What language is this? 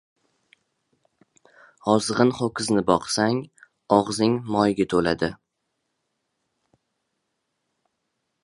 Uzbek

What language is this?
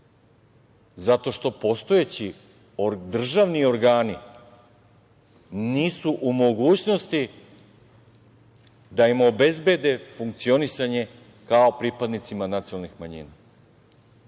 Serbian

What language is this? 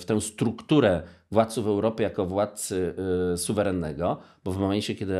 Polish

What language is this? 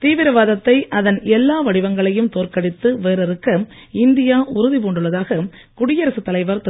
Tamil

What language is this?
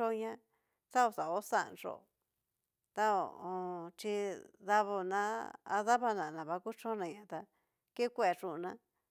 Cacaloxtepec Mixtec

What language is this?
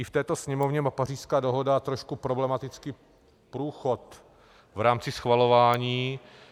Czech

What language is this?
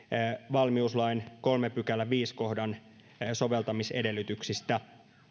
Finnish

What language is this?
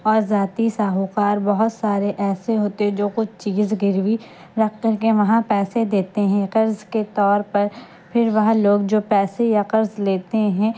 Urdu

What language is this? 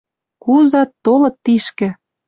Western Mari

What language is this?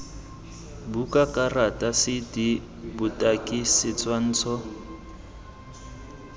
Tswana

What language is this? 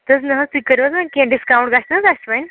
Kashmiri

